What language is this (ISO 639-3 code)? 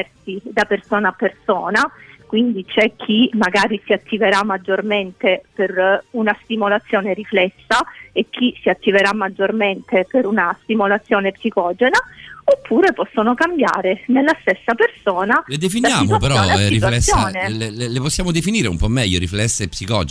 ita